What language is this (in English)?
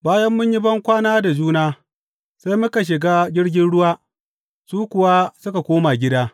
Hausa